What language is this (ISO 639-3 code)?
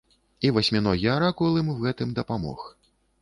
bel